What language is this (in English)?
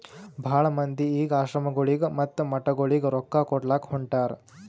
Kannada